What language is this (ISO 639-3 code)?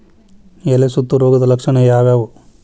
kan